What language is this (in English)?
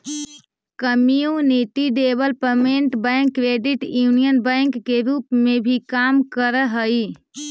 Magahi